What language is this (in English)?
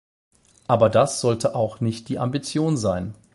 German